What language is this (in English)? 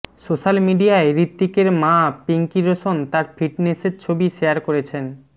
Bangla